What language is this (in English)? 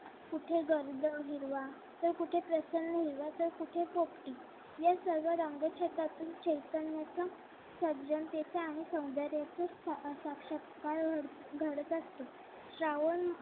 Marathi